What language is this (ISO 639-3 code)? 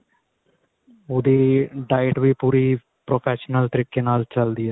pan